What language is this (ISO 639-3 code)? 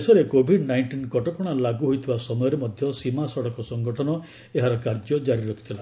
ori